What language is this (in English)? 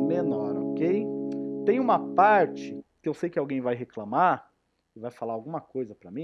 Portuguese